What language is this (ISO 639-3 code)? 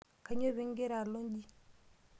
mas